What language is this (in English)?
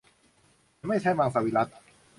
Thai